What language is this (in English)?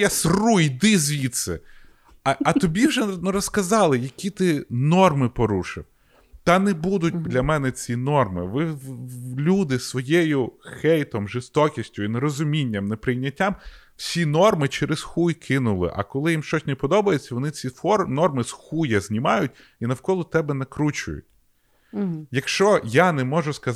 Ukrainian